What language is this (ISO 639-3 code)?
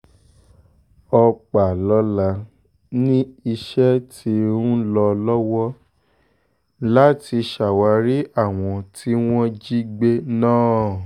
yor